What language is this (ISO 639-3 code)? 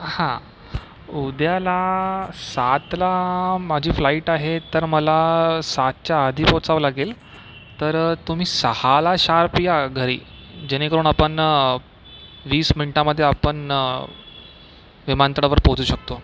mar